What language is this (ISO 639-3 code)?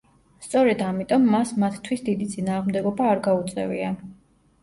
kat